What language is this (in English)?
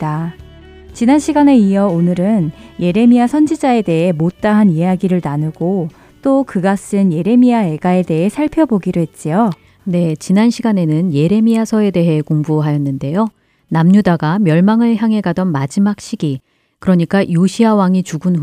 Korean